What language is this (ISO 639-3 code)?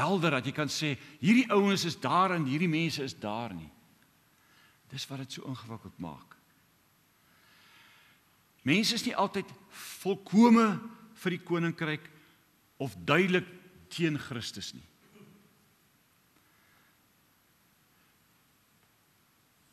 nld